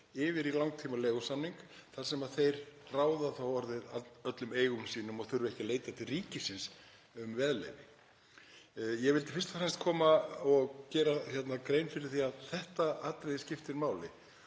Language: Icelandic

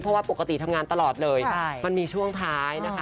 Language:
Thai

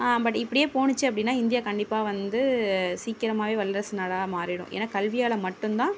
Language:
Tamil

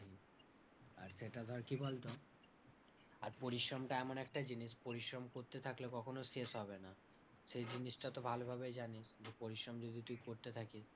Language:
Bangla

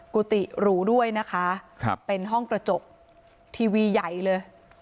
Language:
Thai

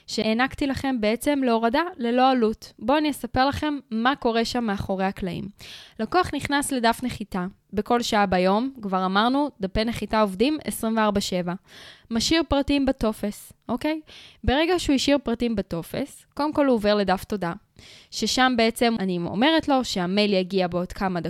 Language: Hebrew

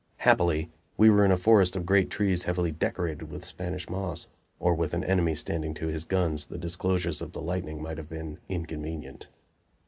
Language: English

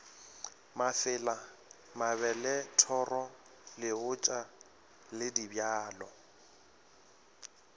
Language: Northern Sotho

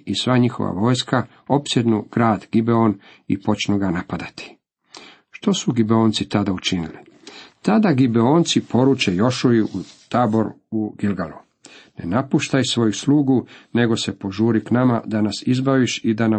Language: Croatian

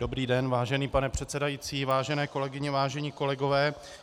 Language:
Czech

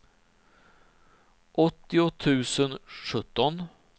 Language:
Swedish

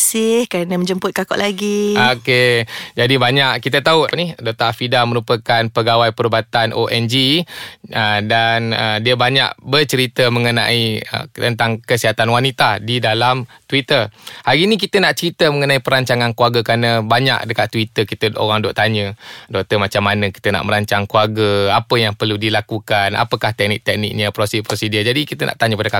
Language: Malay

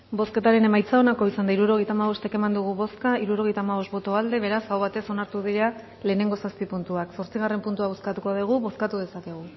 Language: Basque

